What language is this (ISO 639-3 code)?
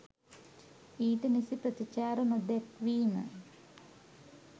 sin